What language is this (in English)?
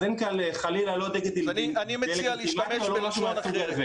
Hebrew